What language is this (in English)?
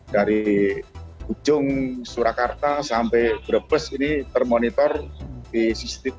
Indonesian